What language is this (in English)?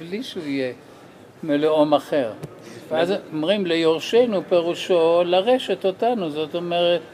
Hebrew